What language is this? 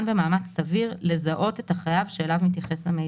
Hebrew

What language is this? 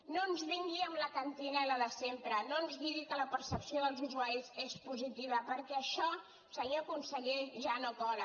Catalan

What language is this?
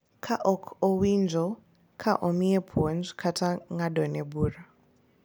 Luo (Kenya and Tanzania)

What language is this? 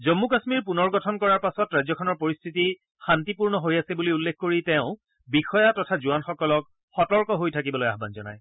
Assamese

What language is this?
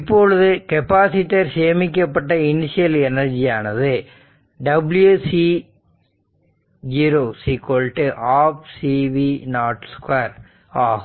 Tamil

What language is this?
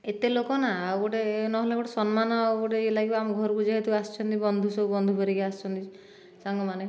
Odia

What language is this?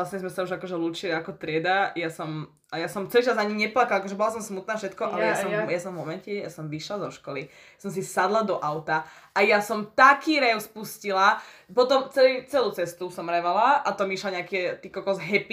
Slovak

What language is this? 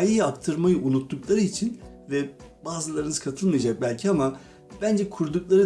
Turkish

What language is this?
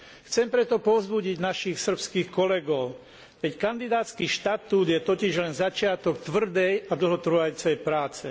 Slovak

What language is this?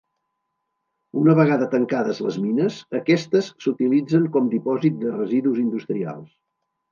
Catalan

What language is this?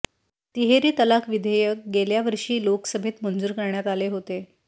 Marathi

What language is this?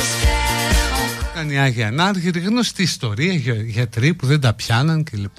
Greek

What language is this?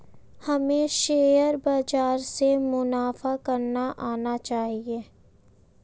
Hindi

